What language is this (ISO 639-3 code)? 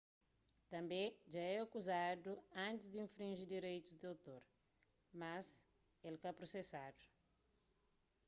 kea